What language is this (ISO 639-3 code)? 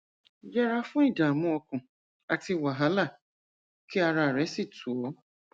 yor